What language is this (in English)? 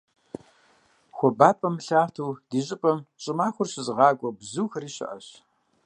Kabardian